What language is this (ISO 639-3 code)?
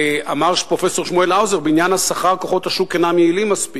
heb